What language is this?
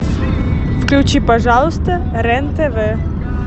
Russian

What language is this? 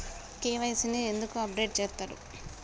Telugu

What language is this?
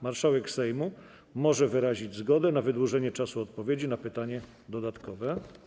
Polish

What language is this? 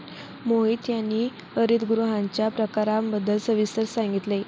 Marathi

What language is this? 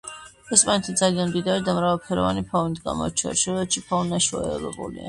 Georgian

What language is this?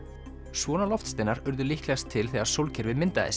Icelandic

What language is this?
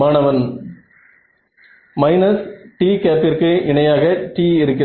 Tamil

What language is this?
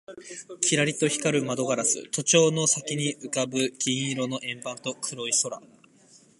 Japanese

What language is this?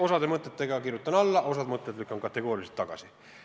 Estonian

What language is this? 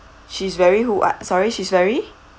English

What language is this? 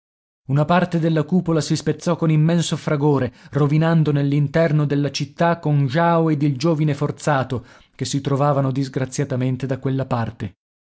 Italian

